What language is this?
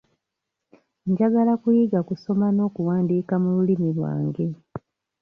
Ganda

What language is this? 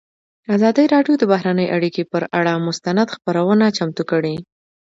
Pashto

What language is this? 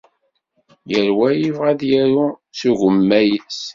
Kabyle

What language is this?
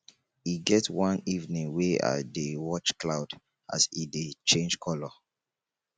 Nigerian Pidgin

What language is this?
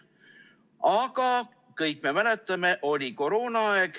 Estonian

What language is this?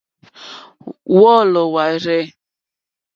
Mokpwe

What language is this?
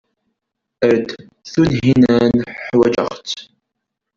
Kabyle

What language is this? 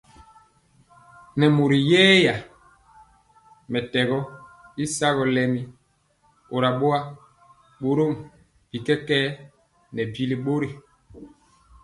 Mpiemo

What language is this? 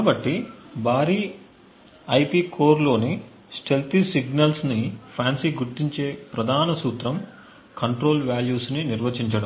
Telugu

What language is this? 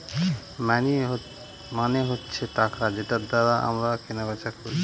Bangla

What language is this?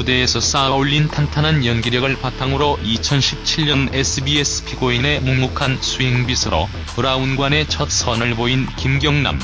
Korean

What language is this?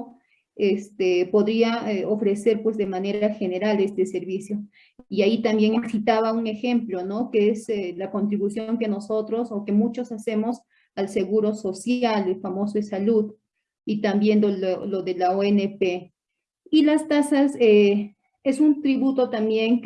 Spanish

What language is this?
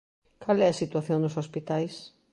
Galician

